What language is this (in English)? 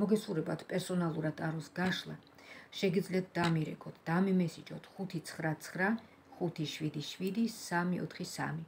Romanian